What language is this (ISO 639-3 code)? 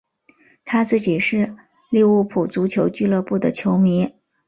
zho